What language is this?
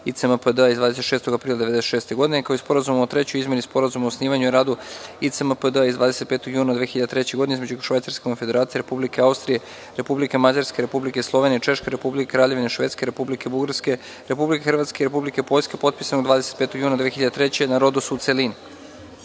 Serbian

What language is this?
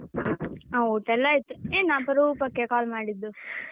Kannada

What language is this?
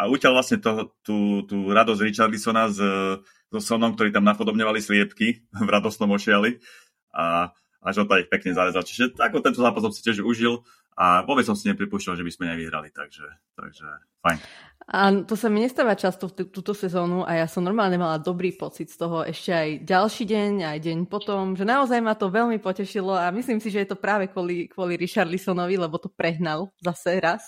Slovak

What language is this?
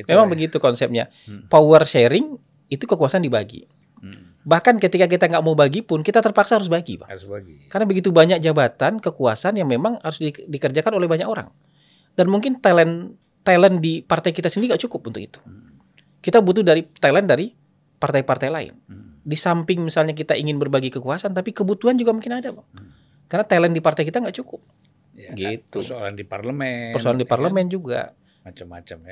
Indonesian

